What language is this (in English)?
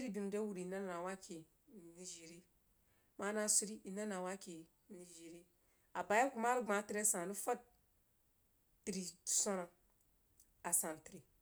Jiba